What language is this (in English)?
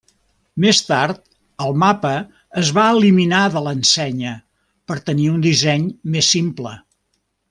Catalan